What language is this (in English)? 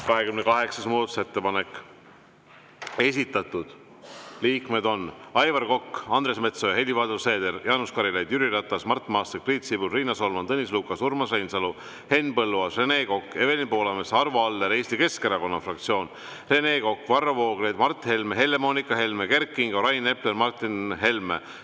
Estonian